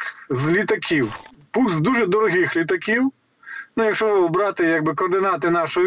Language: Ukrainian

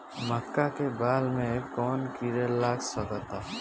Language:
Bhojpuri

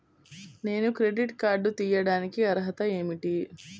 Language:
Telugu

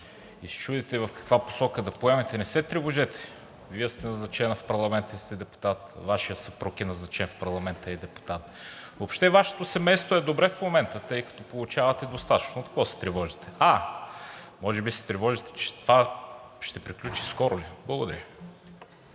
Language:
Bulgarian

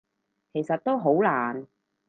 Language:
Cantonese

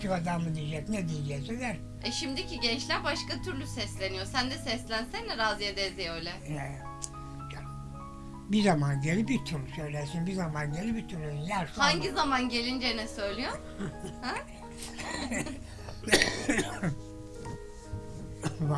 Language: Turkish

